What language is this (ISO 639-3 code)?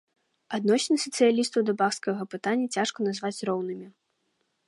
bel